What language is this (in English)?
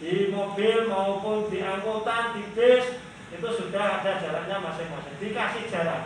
Indonesian